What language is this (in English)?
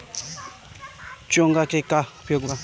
Bhojpuri